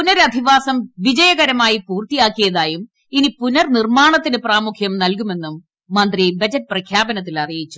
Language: Malayalam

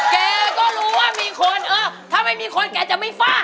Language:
Thai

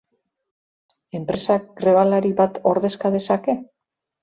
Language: Basque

